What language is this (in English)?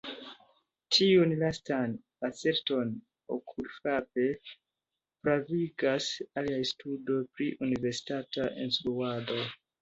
Esperanto